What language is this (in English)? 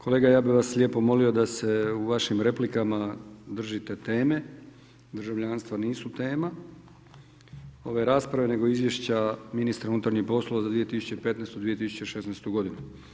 Croatian